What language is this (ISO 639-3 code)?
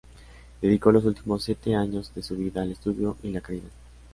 spa